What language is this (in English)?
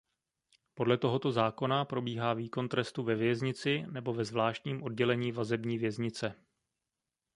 Czech